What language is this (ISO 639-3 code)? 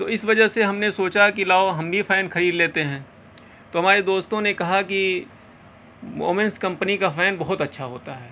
urd